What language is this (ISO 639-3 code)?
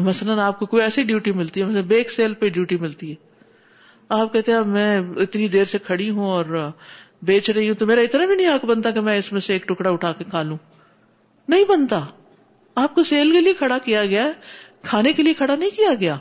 urd